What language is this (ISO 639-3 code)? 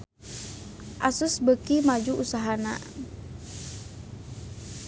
sun